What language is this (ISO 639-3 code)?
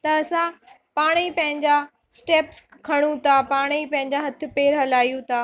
snd